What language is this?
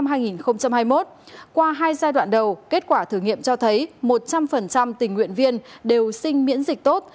Vietnamese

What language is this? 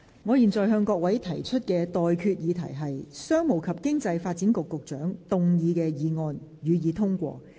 Cantonese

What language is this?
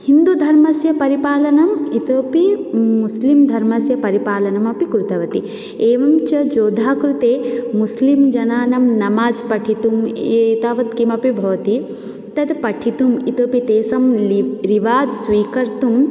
Sanskrit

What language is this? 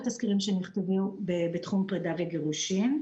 Hebrew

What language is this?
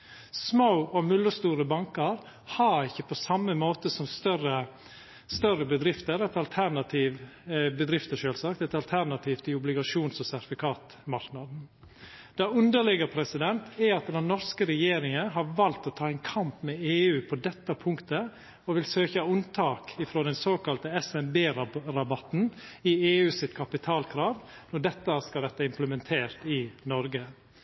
Norwegian Nynorsk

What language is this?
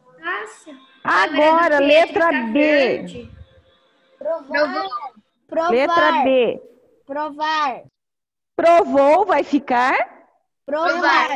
Portuguese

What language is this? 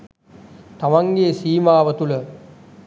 Sinhala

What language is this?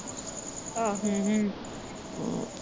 Punjabi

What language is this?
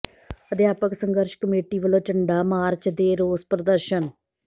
Punjabi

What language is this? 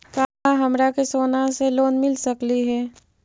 Magahi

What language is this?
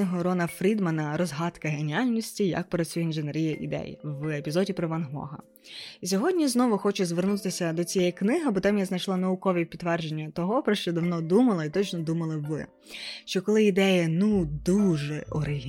Ukrainian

